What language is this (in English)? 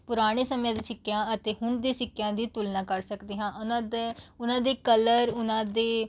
Punjabi